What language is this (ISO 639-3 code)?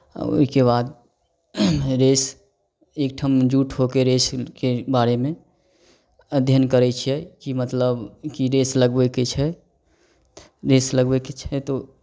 mai